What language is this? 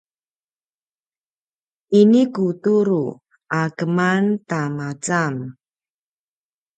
Paiwan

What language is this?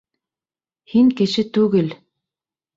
Bashkir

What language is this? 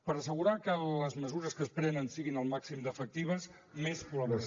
Catalan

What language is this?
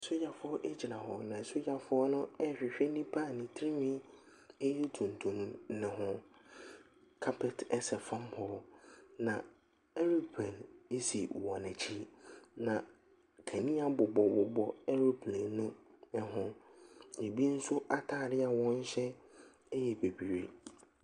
Akan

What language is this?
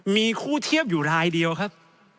Thai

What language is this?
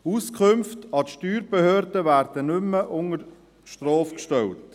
Swiss German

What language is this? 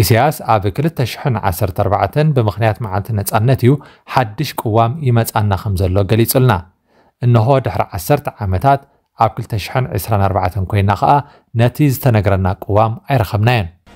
Arabic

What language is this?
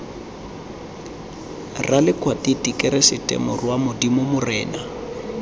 Tswana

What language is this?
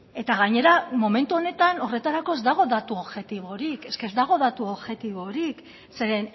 Basque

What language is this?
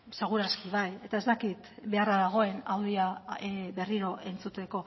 Basque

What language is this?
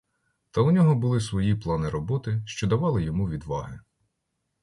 Ukrainian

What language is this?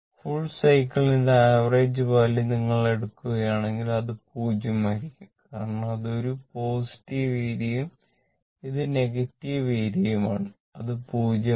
Malayalam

